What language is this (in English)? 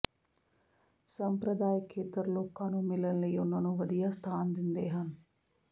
Punjabi